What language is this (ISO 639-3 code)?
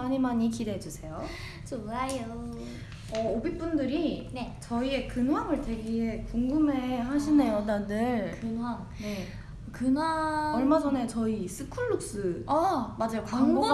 kor